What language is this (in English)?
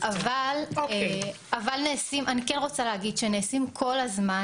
Hebrew